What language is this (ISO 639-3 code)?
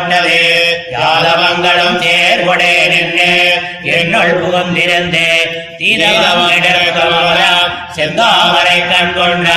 tam